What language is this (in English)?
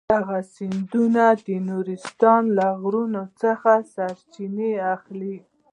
Pashto